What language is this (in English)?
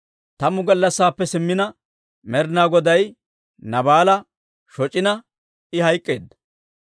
Dawro